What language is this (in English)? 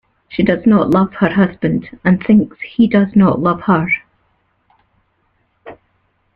English